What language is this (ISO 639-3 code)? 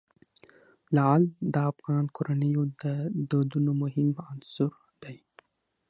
pus